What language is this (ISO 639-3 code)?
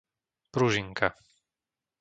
slk